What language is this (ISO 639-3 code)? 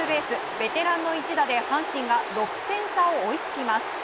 jpn